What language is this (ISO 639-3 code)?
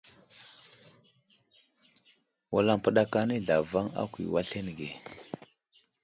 udl